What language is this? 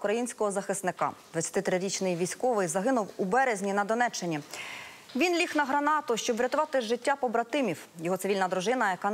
Ukrainian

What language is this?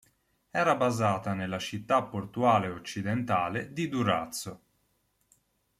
Italian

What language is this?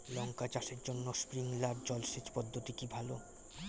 Bangla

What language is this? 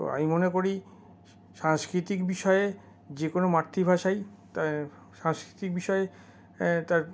Bangla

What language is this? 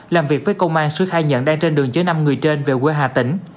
Vietnamese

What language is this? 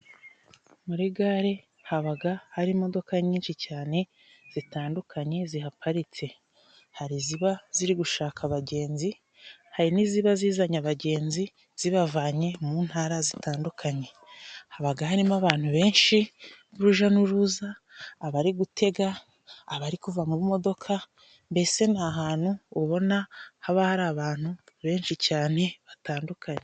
Kinyarwanda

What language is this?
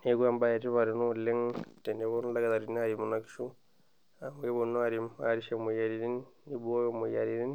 Masai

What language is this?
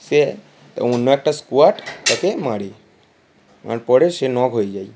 Bangla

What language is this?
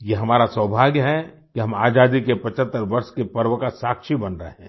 Hindi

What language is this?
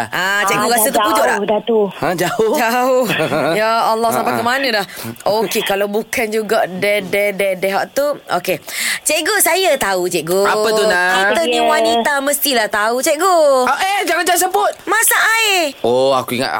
Malay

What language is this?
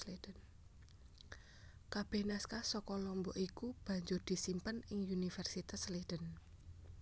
Javanese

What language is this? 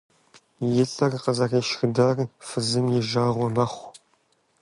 Kabardian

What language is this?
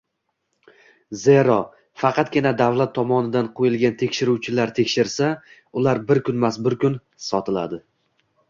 Uzbek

